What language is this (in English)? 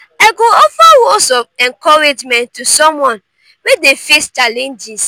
Nigerian Pidgin